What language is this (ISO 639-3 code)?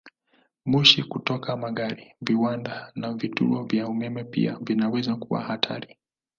swa